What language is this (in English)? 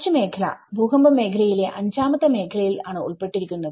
Malayalam